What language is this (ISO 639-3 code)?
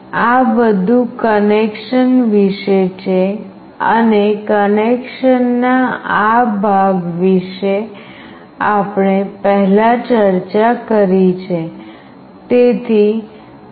guj